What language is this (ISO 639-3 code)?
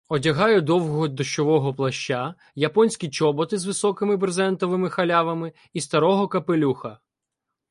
ukr